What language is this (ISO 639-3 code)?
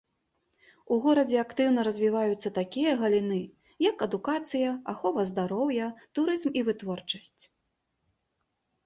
bel